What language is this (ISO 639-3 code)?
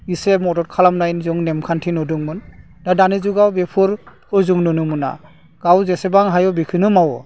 brx